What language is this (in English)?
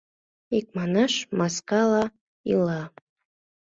Mari